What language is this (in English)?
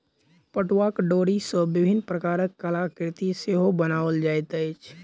Maithili